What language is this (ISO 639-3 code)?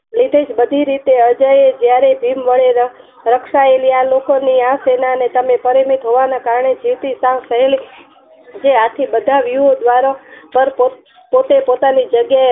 guj